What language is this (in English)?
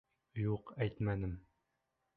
Bashkir